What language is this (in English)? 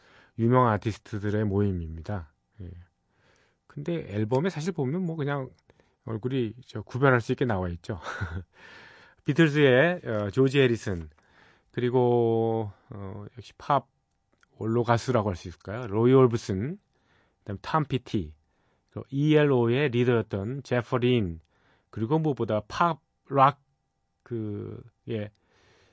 Korean